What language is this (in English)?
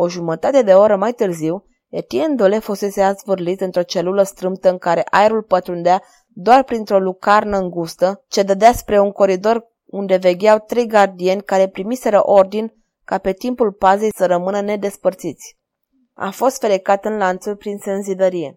Romanian